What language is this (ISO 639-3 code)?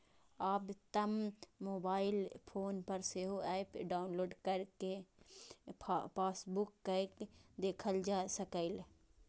mai